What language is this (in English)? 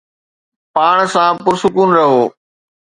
Sindhi